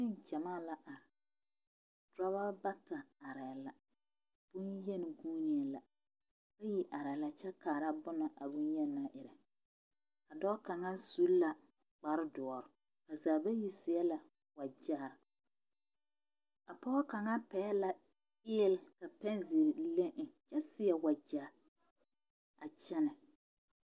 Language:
Southern Dagaare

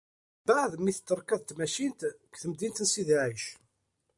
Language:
Kabyle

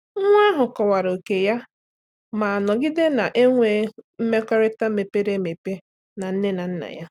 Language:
Igbo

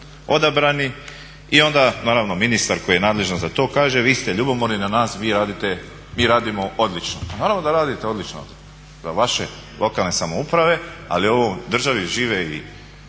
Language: Croatian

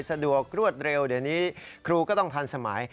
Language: Thai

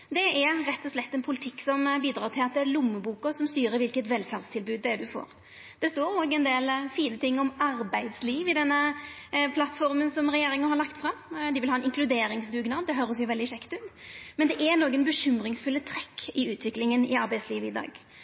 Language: Norwegian Nynorsk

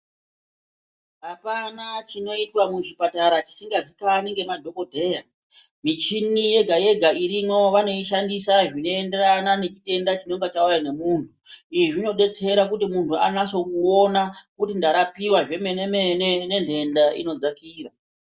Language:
Ndau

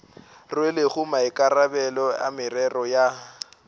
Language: Northern Sotho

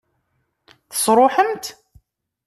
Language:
Kabyle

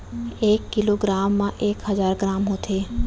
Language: Chhattisgarhi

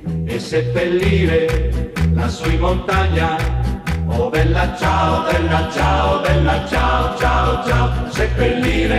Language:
Italian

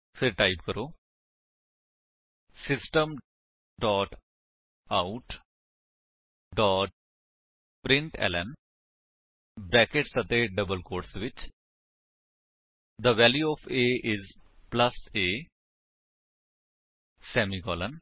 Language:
Punjabi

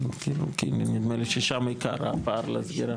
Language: Hebrew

